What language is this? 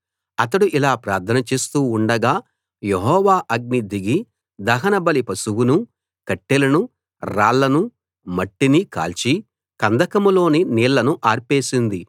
Telugu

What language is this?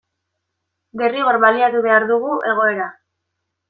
Basque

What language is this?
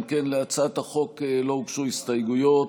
Hebrew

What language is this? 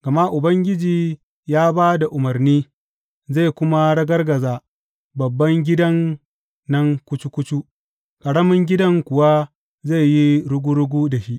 Hausa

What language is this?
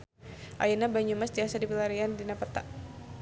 Sundanese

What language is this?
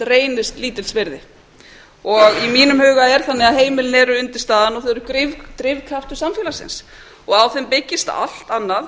Icelandic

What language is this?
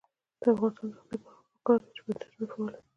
Pashto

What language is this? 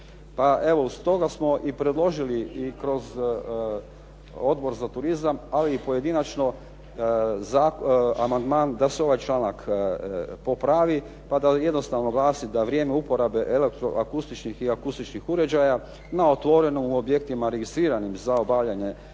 Croatian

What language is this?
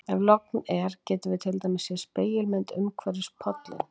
Icelandic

